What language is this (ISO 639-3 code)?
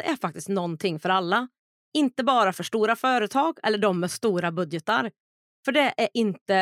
swe